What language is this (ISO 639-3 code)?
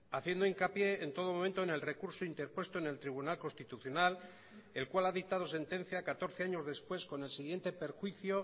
spa